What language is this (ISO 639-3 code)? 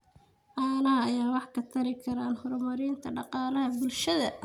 som